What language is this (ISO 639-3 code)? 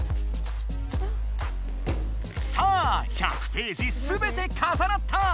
jpn